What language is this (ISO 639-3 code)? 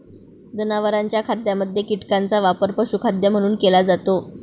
mar